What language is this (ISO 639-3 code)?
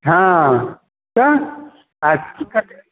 mai